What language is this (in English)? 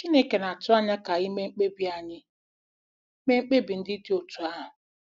Igbo